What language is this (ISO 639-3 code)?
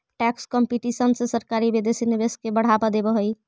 mag